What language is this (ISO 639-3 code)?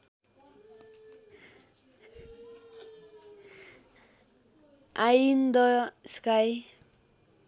nep